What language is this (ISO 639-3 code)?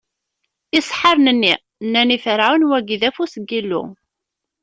kab